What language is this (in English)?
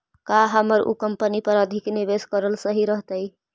Magahi